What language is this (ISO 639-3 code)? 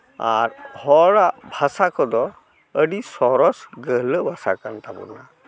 sat